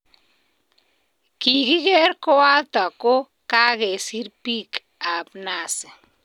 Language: Kalenjin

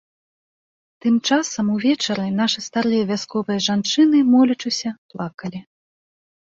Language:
Belarusian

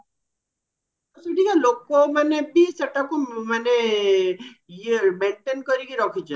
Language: Odia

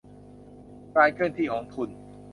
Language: Thai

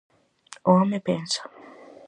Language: Galician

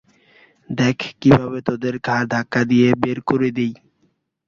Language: Bangla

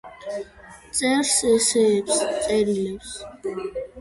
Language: Georgian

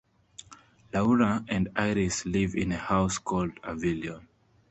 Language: English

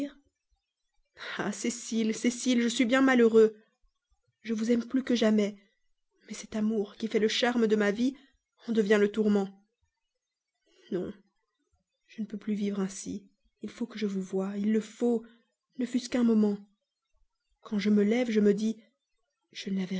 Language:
French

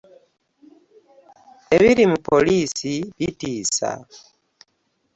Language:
Ganda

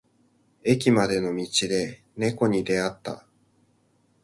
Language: Japanese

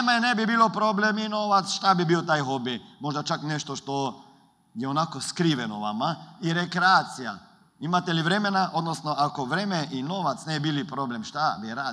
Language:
Croatian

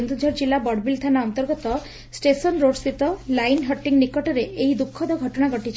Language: Odia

